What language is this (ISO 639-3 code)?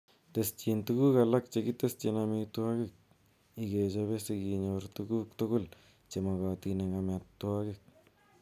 kln